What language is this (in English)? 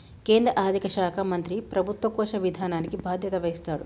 Telugu